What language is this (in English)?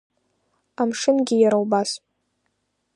Abkhazian